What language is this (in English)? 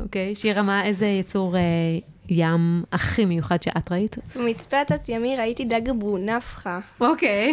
Hebrew